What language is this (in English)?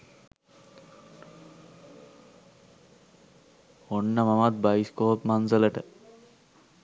Sinhala